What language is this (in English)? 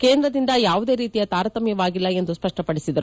Kannada